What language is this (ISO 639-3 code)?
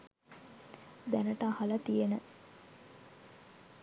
sin